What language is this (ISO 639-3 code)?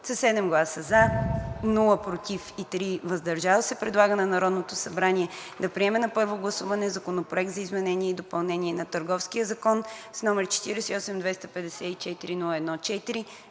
bul